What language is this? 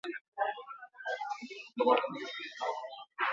Basque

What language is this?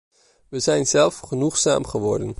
Dutch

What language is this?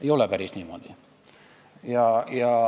Estonian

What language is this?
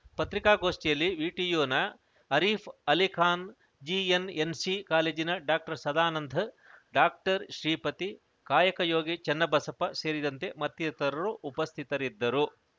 Kannada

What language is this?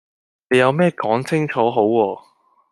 Cantonese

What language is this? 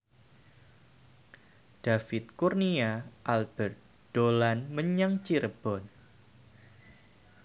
Javanese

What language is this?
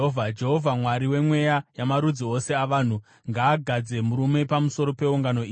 Shona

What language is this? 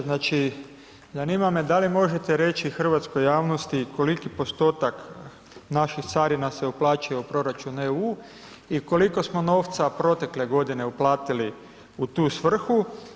Croatian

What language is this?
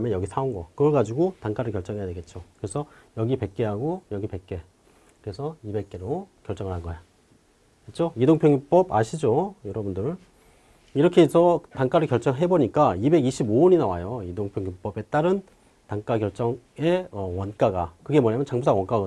Korean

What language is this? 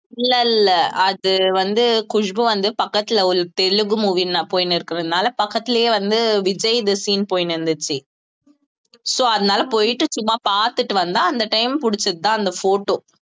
Tamil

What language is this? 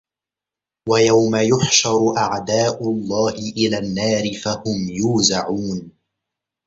Arabic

